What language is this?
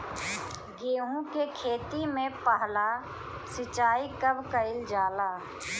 Bhojpuri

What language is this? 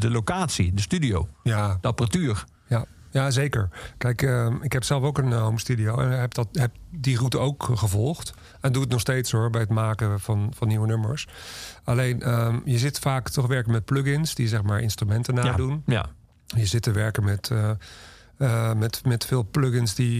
Dutch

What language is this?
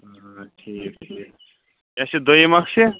Kashmiri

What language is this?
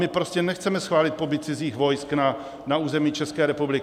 Czech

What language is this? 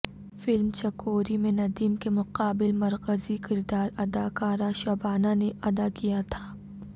Urdu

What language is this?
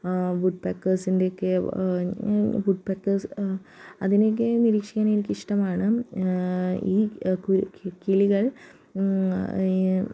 Malayalam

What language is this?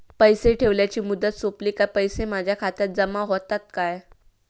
Marathi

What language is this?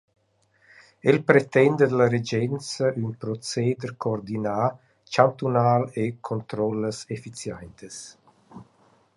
Romansh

